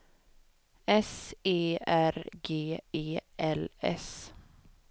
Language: Swedish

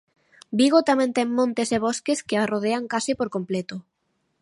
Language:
Galician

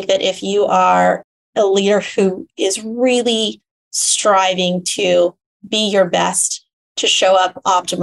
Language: English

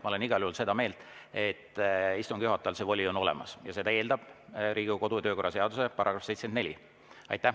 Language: Estonian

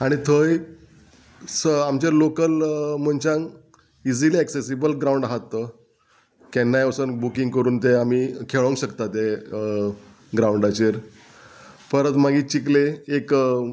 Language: Konkani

